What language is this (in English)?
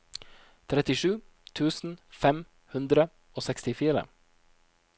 Norwegian